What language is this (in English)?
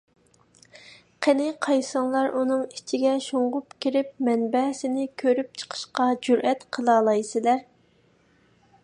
Uyghur